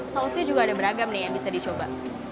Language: Indonesian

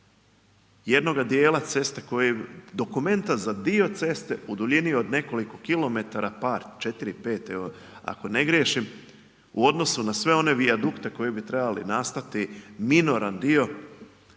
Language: Croatian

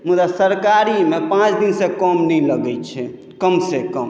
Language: Maithili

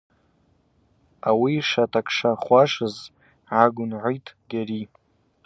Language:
Abaza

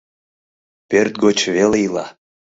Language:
Mari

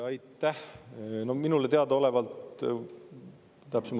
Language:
Estonian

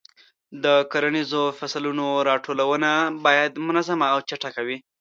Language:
Pashto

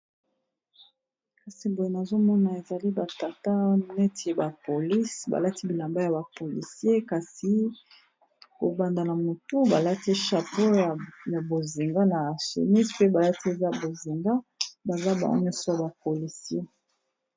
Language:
Lingala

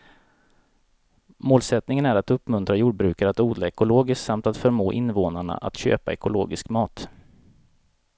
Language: Swedish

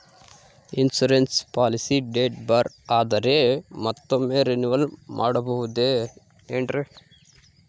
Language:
Kannada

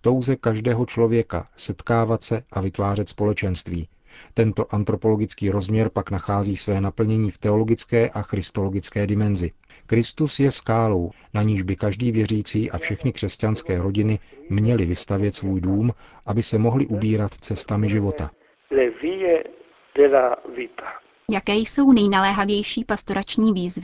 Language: Czech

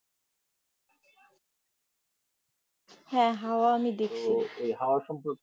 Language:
Bangla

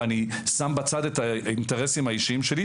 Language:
Hebrew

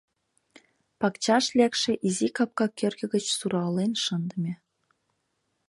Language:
Mari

